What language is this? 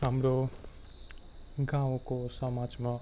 Nepali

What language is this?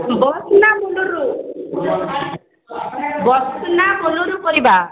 Odia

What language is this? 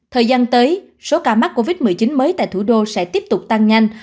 Vietnamese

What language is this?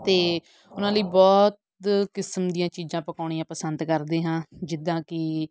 Punjabi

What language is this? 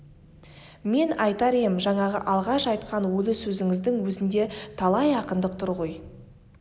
Kazakh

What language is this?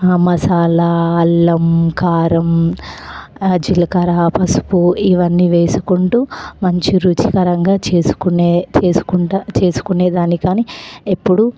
Telugu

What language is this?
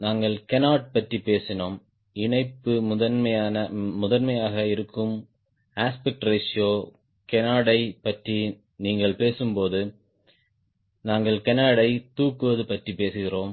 Tamil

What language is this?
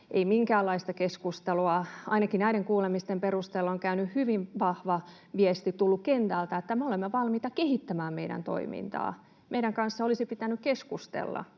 Finnish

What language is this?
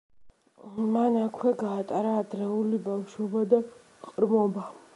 Georgian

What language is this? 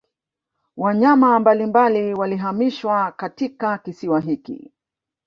Swahili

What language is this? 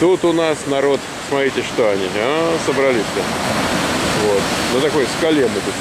Russian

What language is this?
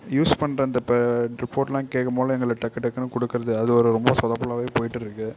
Tamil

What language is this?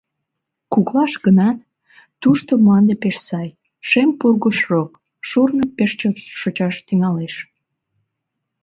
Mari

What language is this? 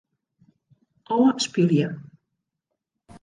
Western Frisian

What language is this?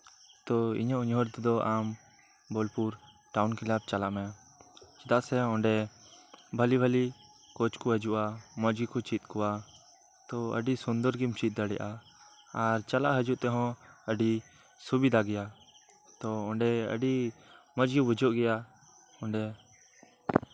Santali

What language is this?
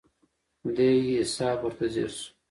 Pashto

